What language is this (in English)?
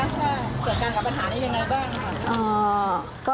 Thai